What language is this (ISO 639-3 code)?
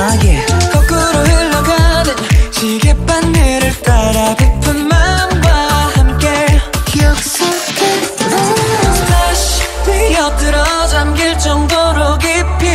kor